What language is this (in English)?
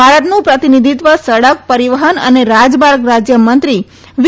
Gujarati